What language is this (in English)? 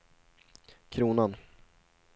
Swedish